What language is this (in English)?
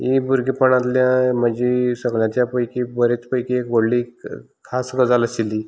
Konkani